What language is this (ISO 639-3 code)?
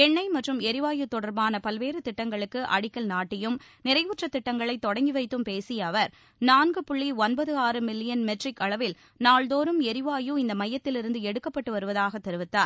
tam